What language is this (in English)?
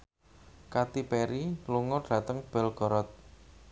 Javanese